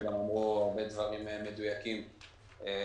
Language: Hebrew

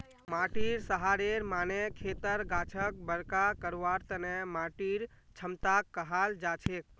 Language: Magahi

